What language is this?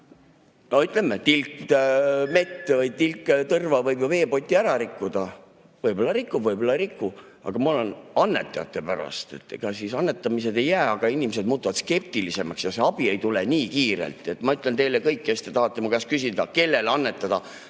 Estonian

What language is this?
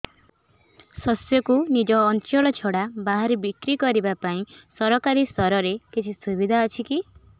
Odia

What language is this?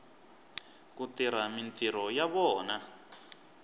Tsonga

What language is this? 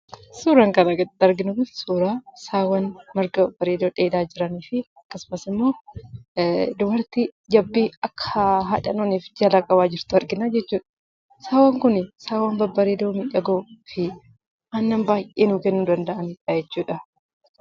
Oromo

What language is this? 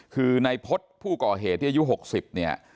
Thai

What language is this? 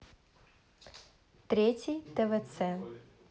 Russian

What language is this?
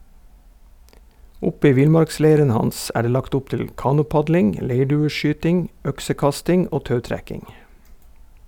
Norwegian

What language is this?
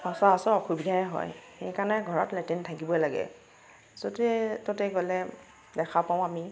Assamese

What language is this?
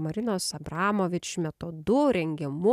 Lithuanian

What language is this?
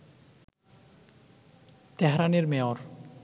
Bangla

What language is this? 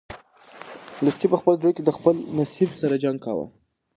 Pashto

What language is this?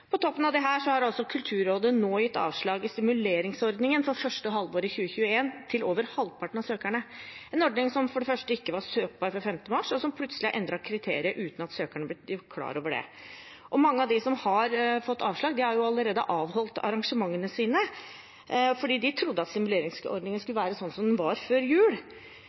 Norwegian Bokmål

